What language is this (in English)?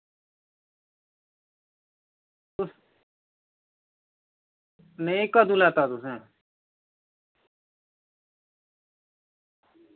Dogri